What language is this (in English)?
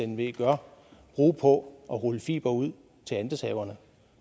Danish